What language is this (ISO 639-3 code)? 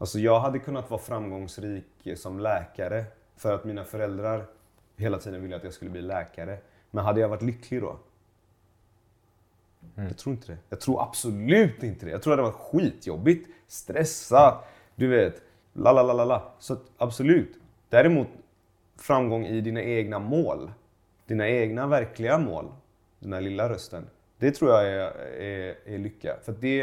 swe